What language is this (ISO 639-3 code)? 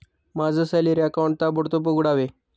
mar